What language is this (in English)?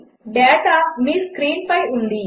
Telugu